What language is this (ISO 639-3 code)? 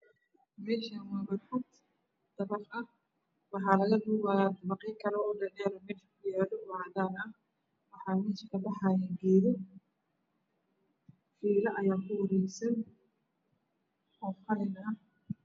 som